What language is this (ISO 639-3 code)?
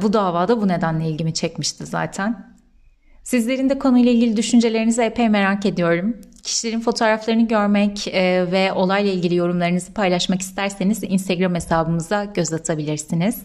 tur